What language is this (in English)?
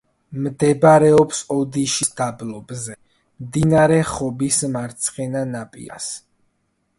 Georgian